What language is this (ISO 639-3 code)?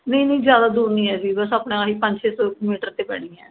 pan